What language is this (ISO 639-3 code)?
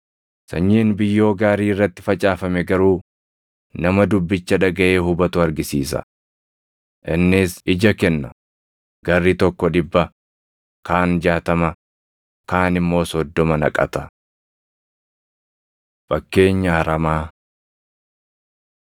orm